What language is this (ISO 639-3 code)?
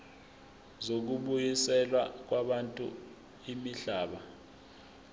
zul